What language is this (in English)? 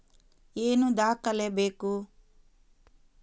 Kannada